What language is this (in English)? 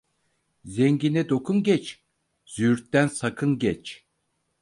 Turkish